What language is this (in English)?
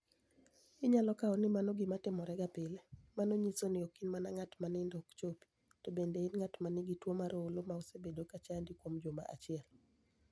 Luo (Kenya and Tanzania)